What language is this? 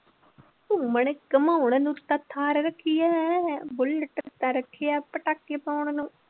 Punjabi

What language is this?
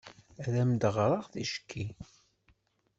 Kabyle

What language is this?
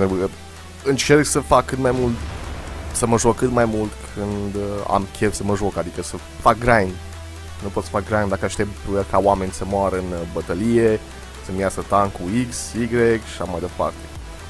Romanian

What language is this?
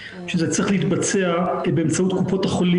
Hebrew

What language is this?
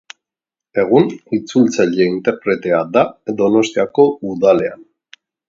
Basque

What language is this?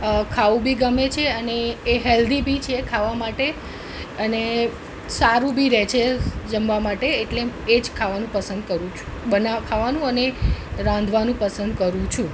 Gujarati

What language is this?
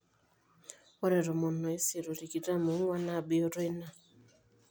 Masai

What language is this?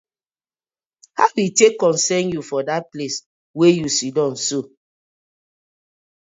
Nigerian Pidgin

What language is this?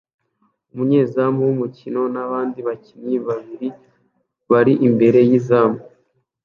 Kinyarwanda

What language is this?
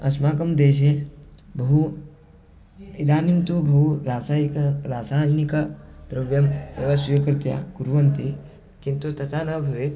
Sanskrit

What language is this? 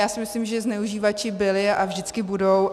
Czech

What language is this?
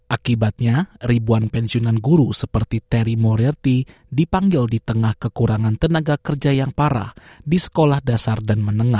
Indonesian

